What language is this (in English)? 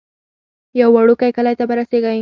Pashto